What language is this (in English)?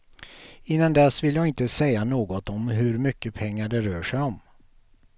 Swedish